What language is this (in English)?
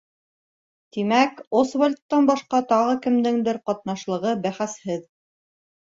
Bashkir